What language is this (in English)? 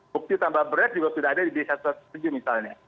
Indonesian